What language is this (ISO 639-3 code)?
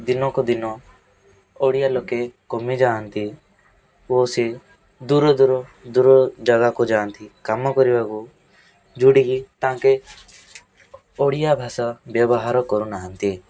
ori